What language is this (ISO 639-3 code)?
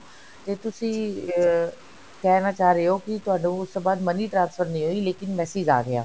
pan